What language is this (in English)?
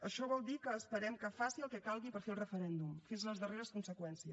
Catalan